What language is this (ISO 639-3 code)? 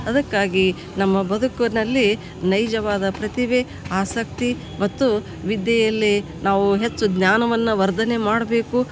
kan